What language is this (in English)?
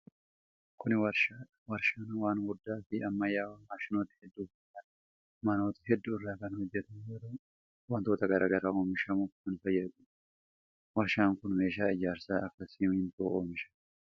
Oromo